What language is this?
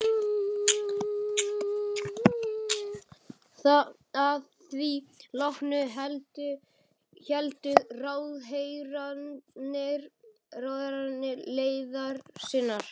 Icelandic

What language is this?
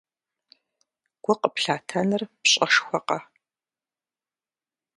Kabardian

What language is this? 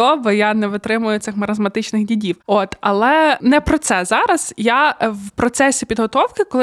Ukrainian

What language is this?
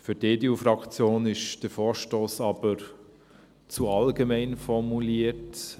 Swiss German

